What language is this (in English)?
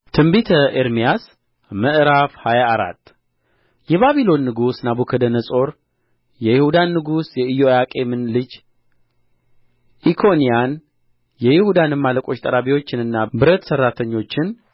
Amharic